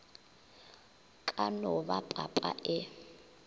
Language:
Northern Sotho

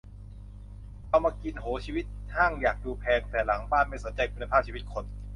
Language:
Thai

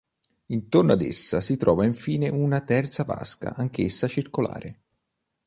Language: Italian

